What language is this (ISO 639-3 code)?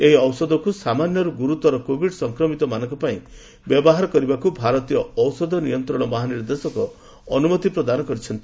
ori